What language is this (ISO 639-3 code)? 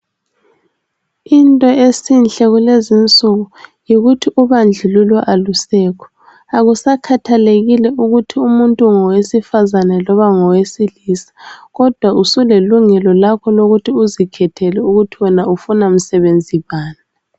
nde